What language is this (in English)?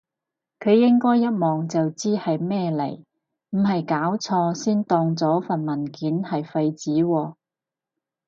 Cantonese